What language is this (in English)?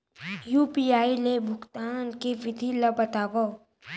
Chhattisgarhi